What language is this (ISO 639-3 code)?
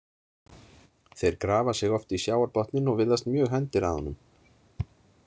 isl